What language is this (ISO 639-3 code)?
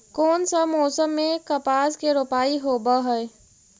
mag